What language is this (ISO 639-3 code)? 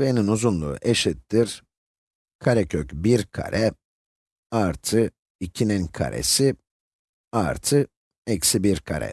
tur